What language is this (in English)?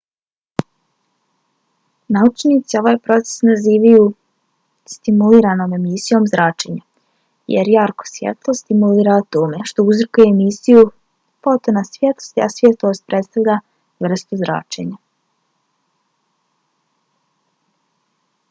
Bosnian